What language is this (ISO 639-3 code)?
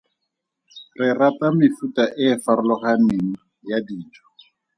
tsn